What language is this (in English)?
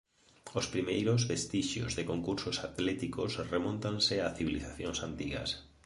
Galician